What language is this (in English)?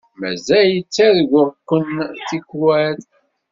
Kabyle